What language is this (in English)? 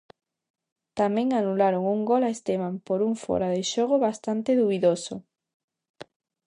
Galician